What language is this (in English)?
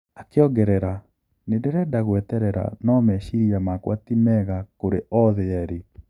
Kikuyu